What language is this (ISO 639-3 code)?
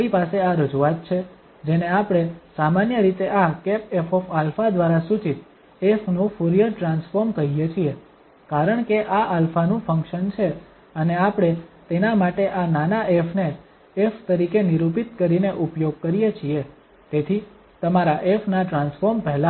guj